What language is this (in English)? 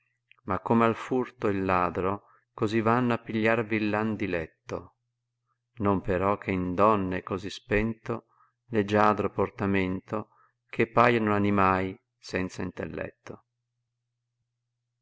Italian